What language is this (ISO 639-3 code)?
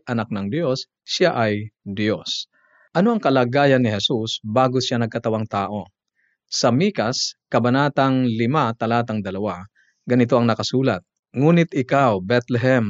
fil